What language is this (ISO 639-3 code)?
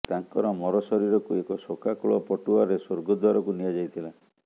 ori